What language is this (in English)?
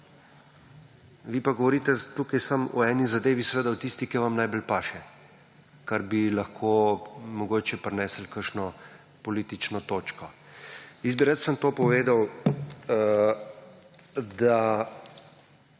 Slovenian